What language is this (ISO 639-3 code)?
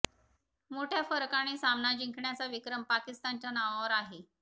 mar